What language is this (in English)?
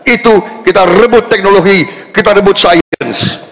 Indonesian